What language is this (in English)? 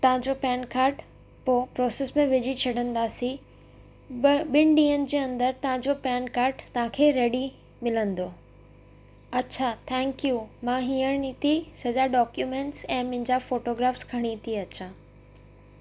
Sindhi